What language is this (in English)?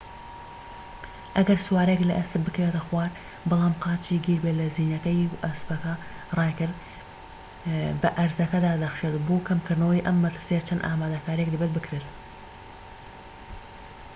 Central Kurdish